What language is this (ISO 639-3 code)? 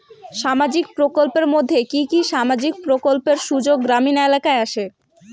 ben